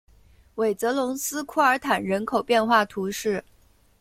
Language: Chinese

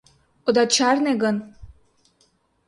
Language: Mari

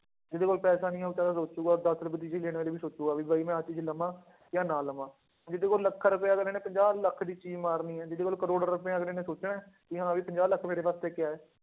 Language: Punjabi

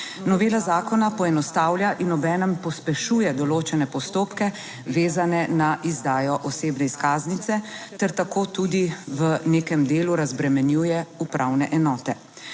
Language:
Slovenian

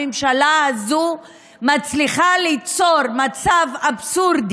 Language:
Hebrew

